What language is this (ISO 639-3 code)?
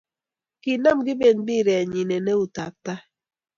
kln